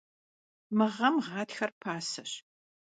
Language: Kabardian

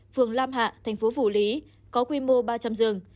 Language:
Vietnamese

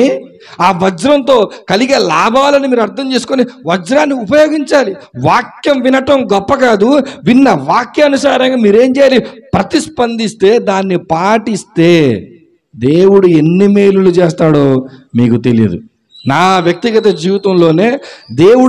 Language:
Telugu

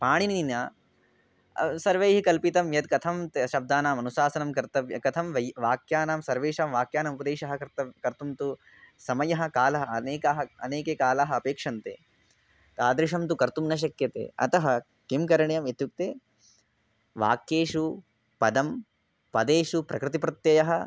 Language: Sanskrit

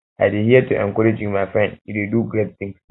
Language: Nigerian Pidgin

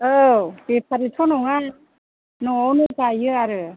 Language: Bodo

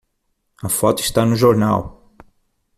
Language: Portuguese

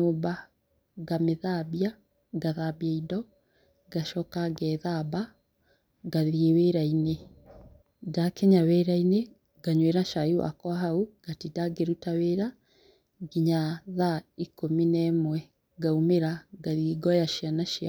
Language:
Kikuyu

